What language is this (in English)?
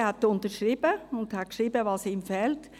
Swiss German